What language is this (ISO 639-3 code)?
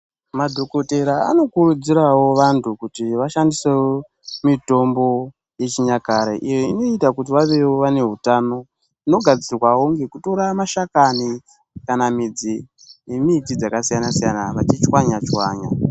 ndc